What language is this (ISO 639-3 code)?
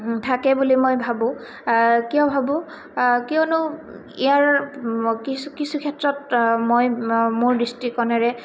asm